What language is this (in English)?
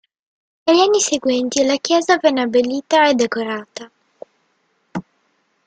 Italian